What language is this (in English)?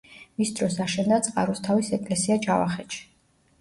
Georgian